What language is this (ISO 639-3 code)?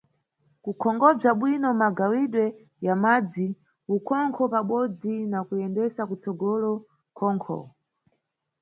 nyu